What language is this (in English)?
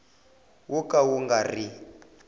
Tsonga